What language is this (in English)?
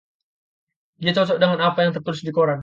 Indonesian